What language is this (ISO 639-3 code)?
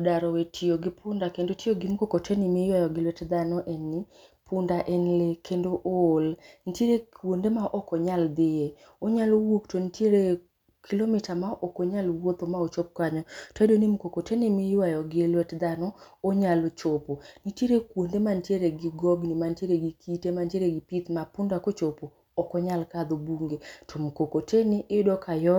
luo